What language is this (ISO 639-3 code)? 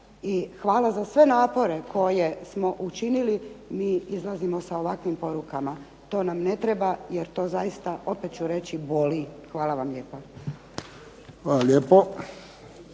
hrv